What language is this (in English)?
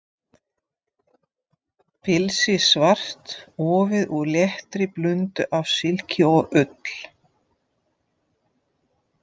Icelandic